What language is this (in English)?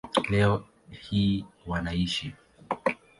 Swahili